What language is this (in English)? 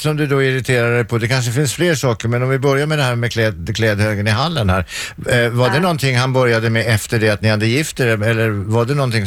Swedish